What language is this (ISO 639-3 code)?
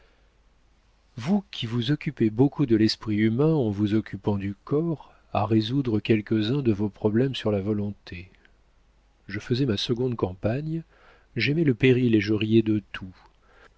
fra